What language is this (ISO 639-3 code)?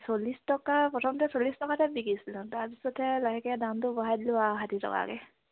asm